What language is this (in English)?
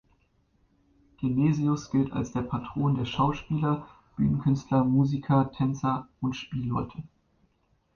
German